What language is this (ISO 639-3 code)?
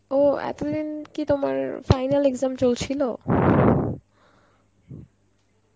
ben